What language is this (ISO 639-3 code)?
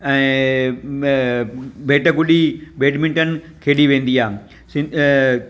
snd